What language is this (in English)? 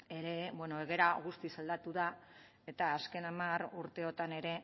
Basque